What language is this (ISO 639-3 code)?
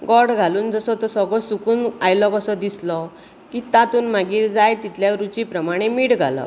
kok